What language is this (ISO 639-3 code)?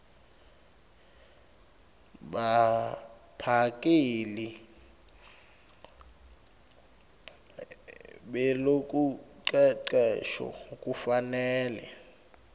ssw